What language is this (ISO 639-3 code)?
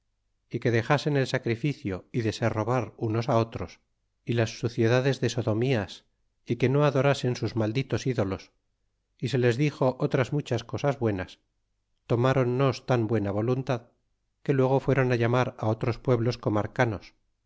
spa